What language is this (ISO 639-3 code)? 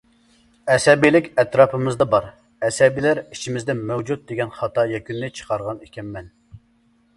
uig